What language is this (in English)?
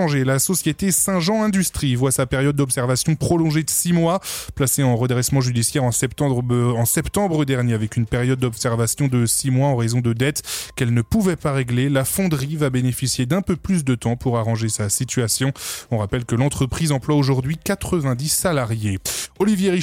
French